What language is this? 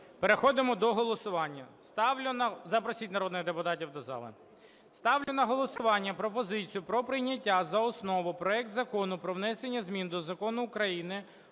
Ukrainian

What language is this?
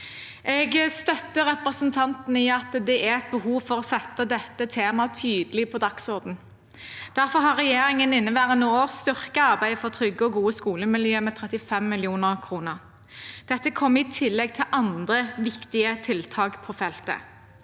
Norwegian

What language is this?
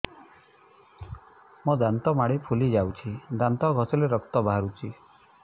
Odia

